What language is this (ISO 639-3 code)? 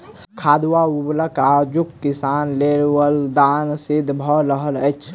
mai